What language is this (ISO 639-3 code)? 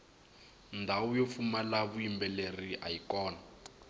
tso